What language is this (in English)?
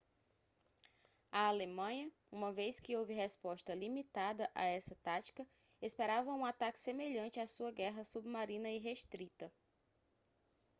Portuguese